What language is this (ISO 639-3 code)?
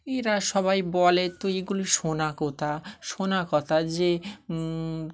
ben